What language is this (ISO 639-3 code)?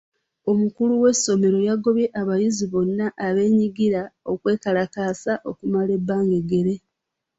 lug